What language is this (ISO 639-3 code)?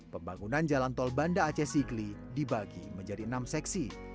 ind